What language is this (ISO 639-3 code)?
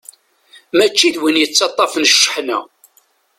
kab